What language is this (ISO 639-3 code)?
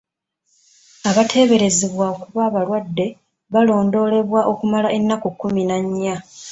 lug